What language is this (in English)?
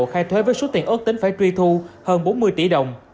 Vietnamese